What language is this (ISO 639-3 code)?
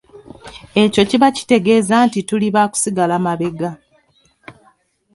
lug